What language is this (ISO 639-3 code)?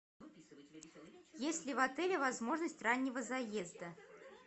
rus